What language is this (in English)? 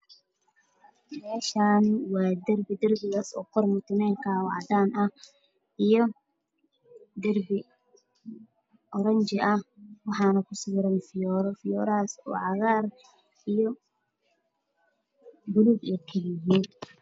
Somali